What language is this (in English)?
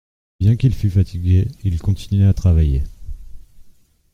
French